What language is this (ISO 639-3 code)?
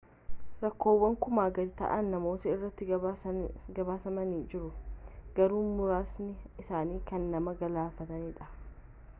orm